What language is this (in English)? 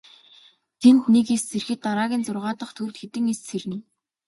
Mongolian